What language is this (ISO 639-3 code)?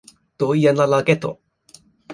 epo